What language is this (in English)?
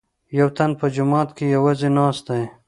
Pashto